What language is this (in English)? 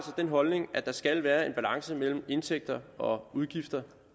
Danish